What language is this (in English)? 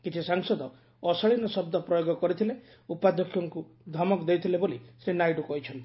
Odia